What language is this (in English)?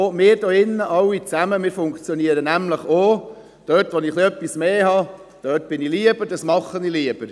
Swiss German